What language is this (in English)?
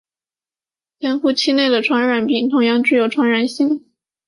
Chinese